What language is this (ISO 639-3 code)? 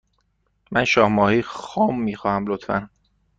fas